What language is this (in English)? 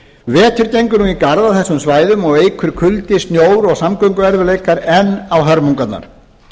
Icelandic